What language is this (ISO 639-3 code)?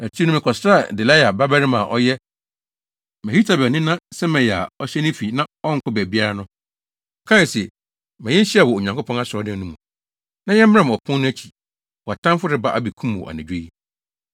aka